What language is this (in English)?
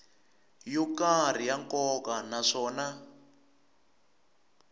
Tsonga